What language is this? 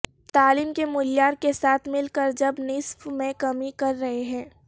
Urdu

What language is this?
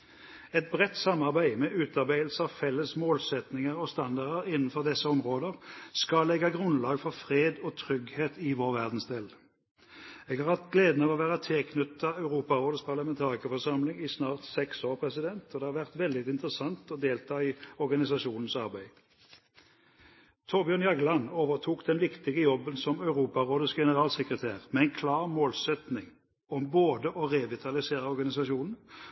Norwegian Bokmål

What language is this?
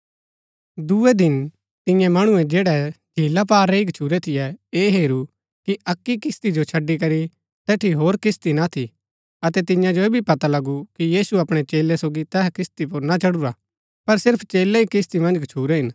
Gaddi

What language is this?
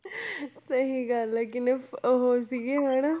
Punjabi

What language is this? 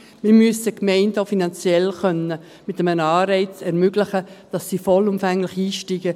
Swiss German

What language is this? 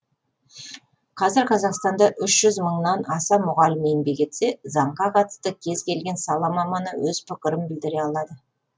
Kazakh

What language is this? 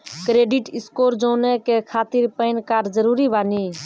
Maithili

